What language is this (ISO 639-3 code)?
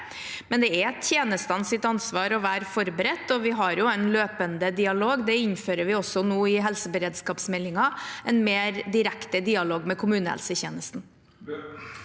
nor